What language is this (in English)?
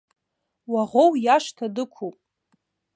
Abkhazian